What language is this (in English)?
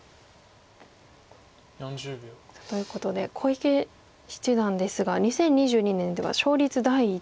Japanese